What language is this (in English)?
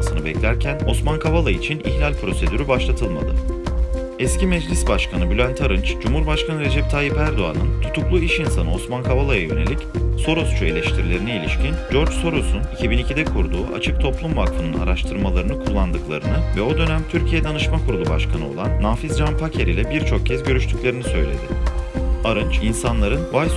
Turkish